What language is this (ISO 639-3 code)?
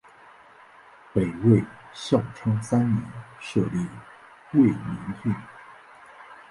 zho